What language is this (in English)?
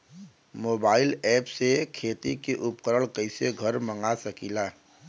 Bhojpuri